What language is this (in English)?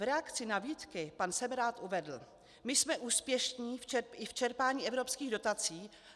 Czech